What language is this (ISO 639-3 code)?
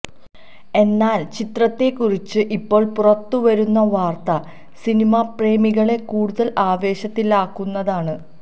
mal